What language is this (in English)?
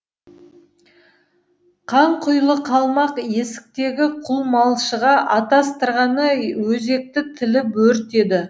Kazakh